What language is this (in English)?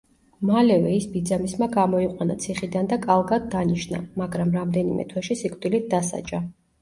Georgian